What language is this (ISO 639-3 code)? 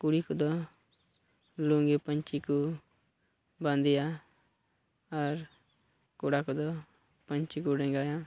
sat